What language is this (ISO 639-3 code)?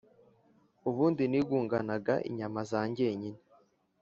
kin